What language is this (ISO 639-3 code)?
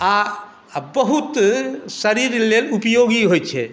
mai